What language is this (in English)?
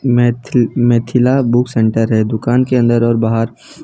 Hindi